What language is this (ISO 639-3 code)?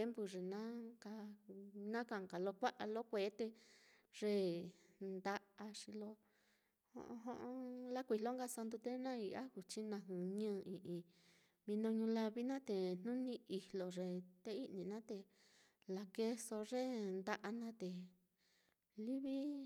vmm